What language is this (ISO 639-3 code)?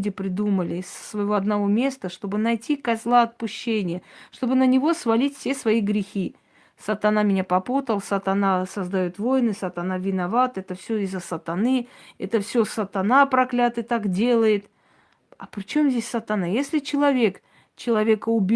rus